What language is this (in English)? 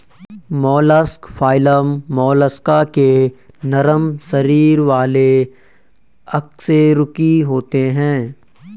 Hindi